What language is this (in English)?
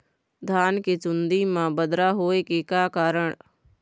Chhattisgarhi